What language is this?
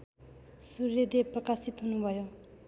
Nepali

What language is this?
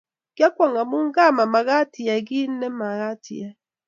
Kalenjin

